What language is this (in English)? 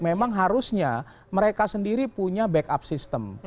Indonesian